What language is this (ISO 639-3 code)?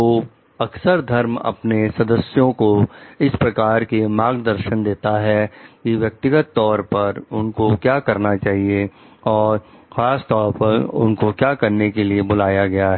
hin